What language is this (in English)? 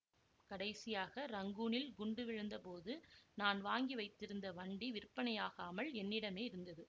Tamil